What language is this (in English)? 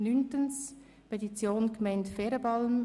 Swiss German